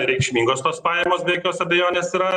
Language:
Lithuanian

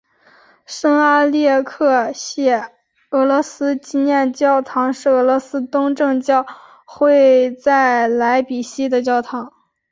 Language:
Chinese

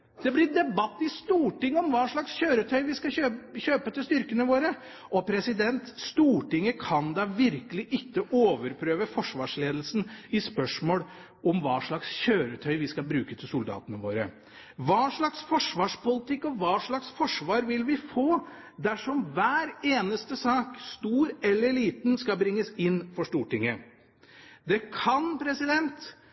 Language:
Norwegian Bokmål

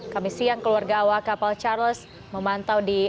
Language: Indonesian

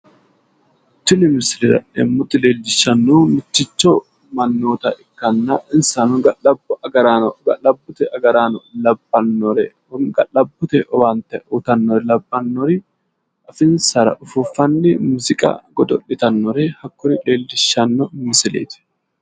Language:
Sidamo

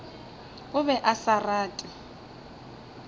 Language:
Northern Sotho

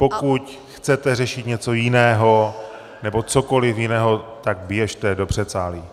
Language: Czech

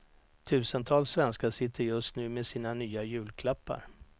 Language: Swedish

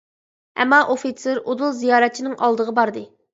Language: Uyghur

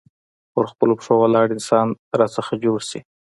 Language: Pashto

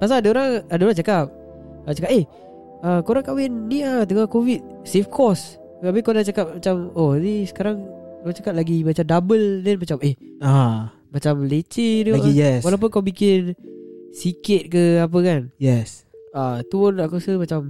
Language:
Malay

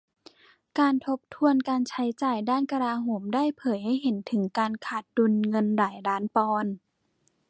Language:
Thai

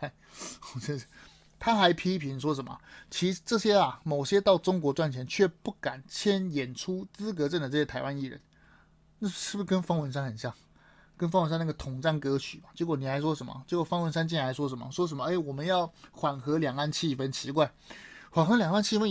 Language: Chinese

